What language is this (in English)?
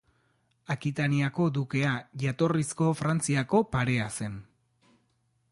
Basque